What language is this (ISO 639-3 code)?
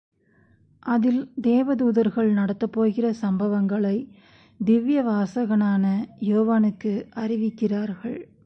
tam